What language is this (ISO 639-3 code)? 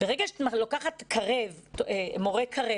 heb